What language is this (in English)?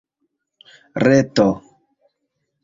Esperanto